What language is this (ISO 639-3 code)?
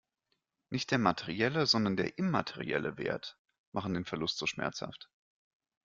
deu